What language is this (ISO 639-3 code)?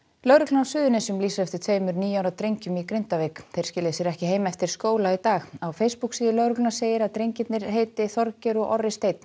isl